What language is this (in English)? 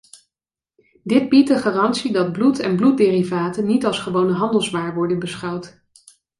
Dutch